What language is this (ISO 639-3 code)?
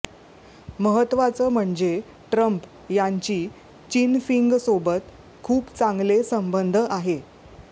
mar